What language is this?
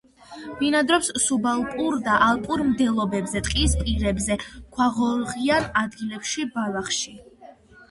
Georgian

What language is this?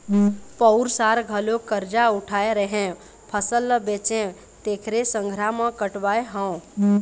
Chhattisgarhi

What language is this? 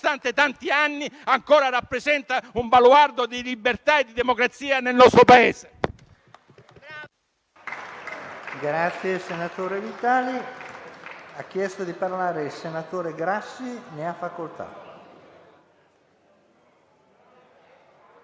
Italian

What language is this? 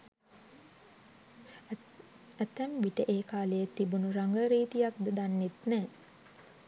Sinhala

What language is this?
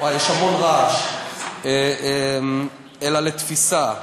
Hebrew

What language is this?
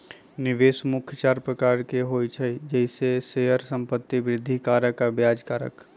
Magahi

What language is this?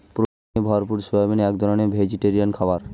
Bangla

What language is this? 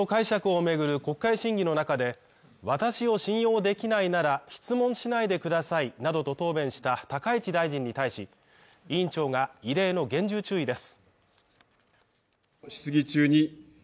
Japanese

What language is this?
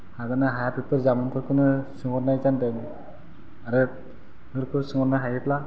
Bodo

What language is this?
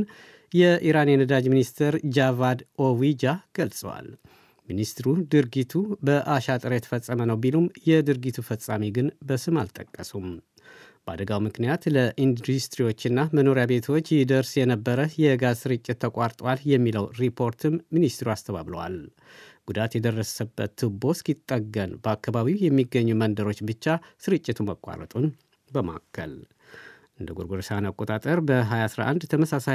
Amharic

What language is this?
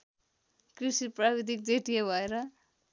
Nepali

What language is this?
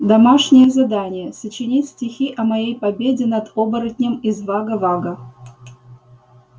Russian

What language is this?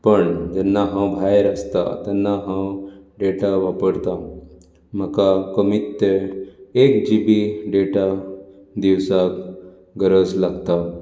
Konkani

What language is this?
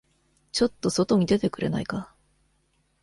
Japanese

